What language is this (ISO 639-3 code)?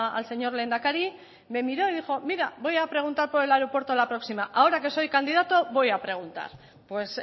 spa